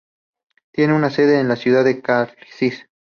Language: Spanish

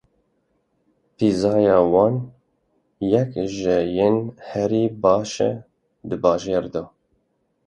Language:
Kurdish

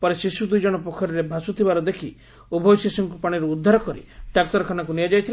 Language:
Odia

